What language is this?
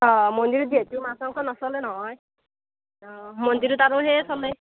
Assamese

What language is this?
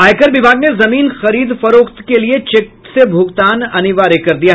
Hindi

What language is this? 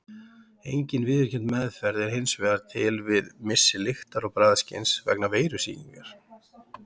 Icelandic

